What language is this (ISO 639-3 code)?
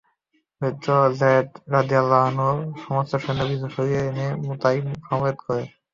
ben